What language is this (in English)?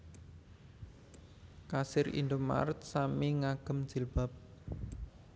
Javanese